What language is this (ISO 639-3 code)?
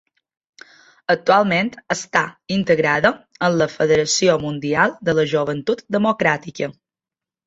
cat